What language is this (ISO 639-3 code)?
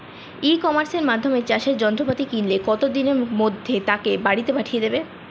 ben